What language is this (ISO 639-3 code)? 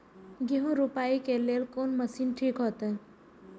mai